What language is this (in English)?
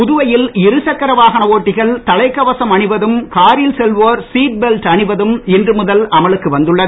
Tamil